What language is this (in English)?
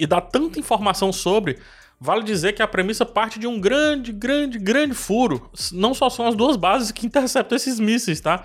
Portuguese